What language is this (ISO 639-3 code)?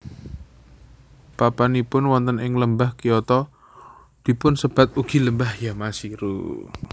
jav